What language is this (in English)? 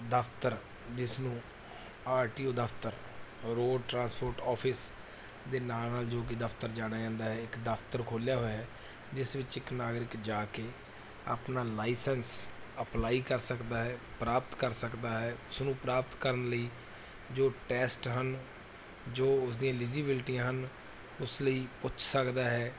Punjabi